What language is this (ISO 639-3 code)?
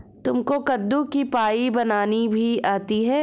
hin